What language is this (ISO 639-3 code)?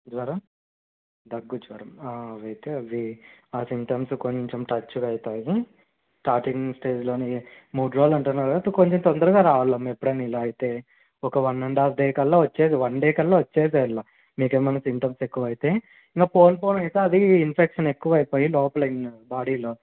tel